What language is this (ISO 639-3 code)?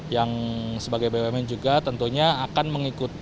ind